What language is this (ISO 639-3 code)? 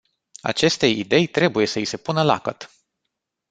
ron